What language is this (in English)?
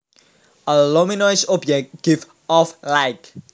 Javanese